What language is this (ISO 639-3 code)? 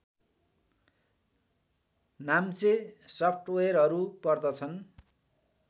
nep